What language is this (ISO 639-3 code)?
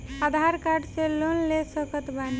bho